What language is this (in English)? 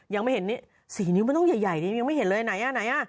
Thai